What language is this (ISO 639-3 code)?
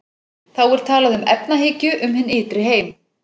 isl